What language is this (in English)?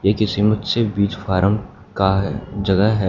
Hindi